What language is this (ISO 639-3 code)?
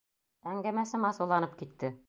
bak